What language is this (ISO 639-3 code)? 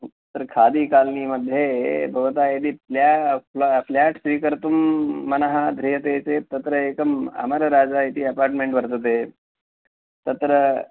san